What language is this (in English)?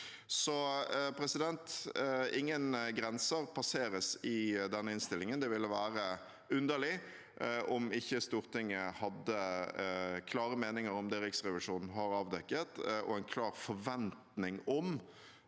Norwegian